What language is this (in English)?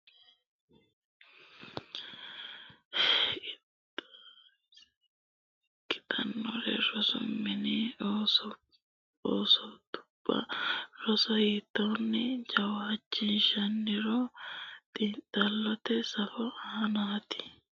Sidamo